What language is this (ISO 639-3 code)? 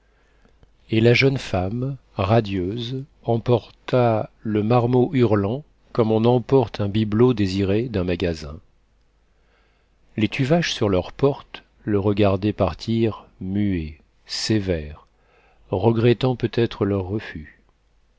fra